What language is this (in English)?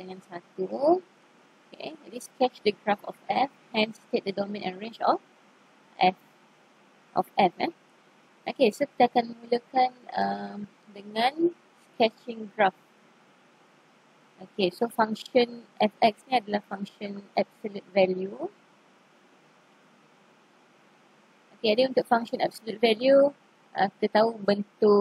Malay